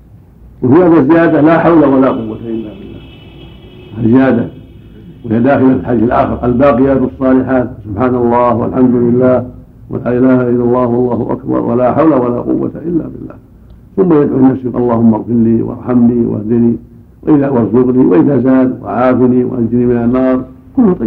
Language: Arabic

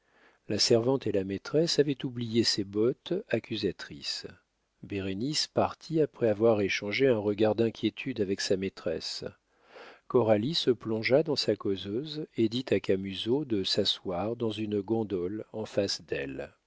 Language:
French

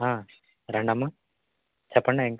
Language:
Telugu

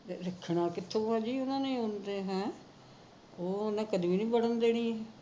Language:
Punjabi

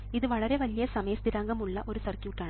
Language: Malayalam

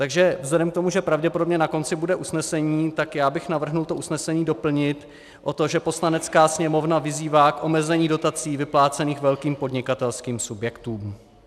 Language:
Czech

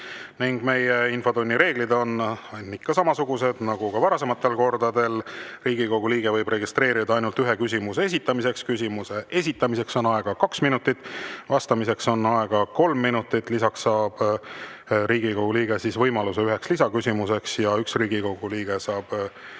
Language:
Estonian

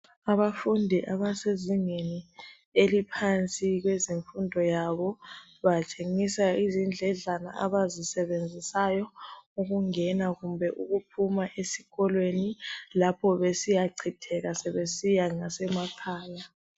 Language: North Ndebele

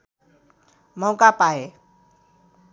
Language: Nepali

